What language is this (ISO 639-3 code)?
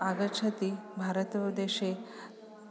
san